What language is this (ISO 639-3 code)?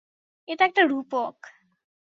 ben